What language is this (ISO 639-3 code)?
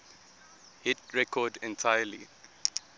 eng